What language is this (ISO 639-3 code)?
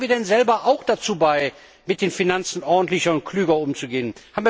deu